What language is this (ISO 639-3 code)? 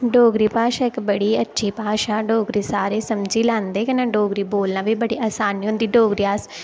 doi